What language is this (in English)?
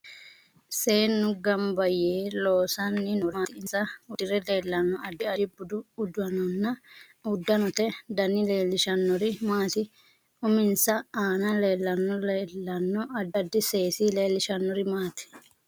Sidamo